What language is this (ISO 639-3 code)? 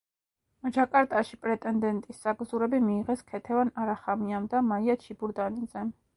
kat